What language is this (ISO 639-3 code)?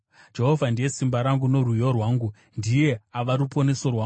sna